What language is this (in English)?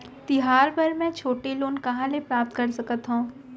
Chhattisgarhi